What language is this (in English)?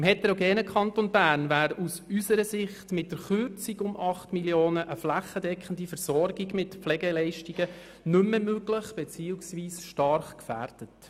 Swiss German